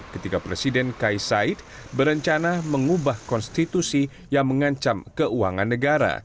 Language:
Indonesian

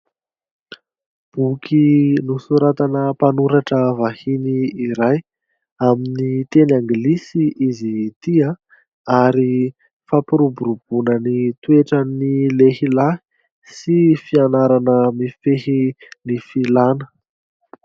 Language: Malagasy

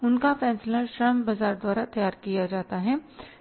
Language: Hindi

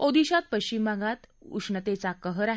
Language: Marathi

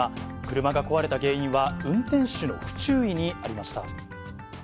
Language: Japanese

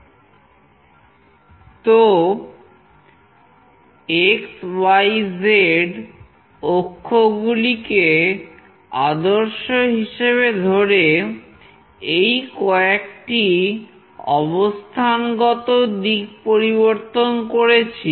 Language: Bangla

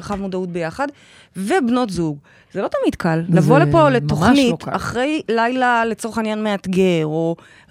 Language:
Hebrew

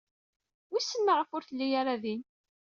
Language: Kabyle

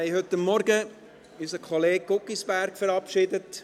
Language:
Swiss German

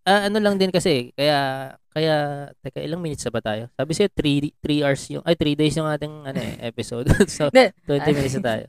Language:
Filipino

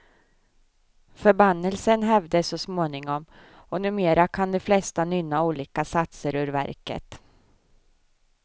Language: Swedish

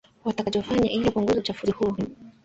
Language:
Swahili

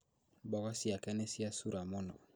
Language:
Kikuyu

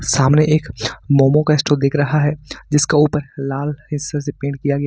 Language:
Hindi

